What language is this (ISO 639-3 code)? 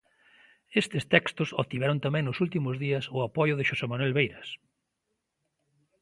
glg